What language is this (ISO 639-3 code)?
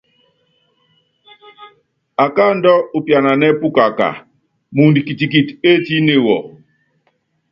yav